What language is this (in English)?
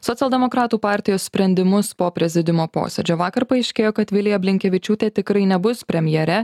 Lithuanian